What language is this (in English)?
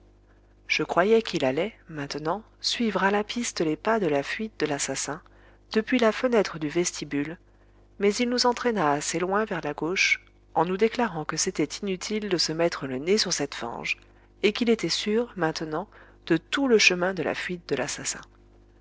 French